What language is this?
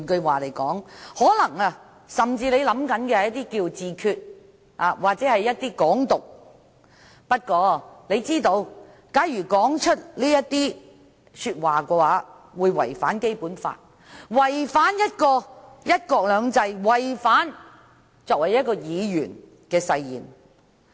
Cantonese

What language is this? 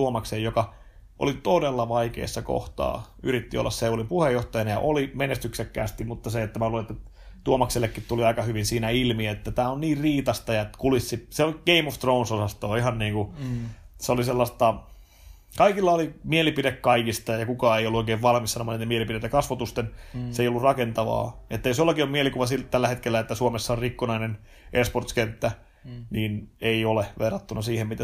Finnish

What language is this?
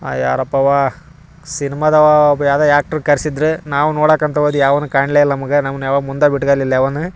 Kannada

